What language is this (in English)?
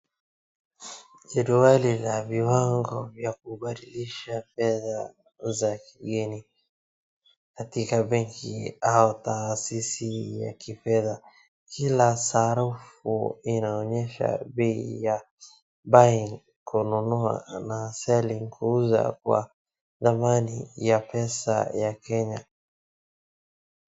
Swahili